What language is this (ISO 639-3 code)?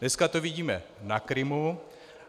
ces